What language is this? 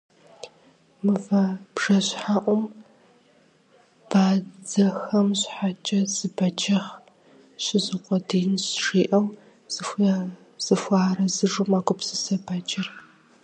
Kabardian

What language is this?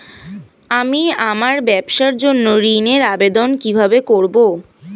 Bangla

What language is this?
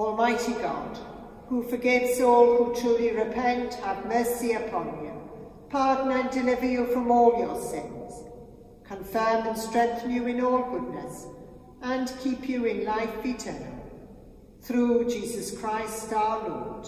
English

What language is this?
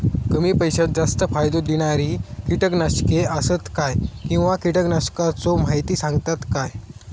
Marathi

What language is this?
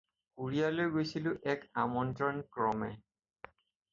Assamese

